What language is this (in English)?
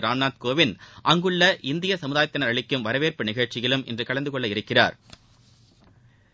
Tamil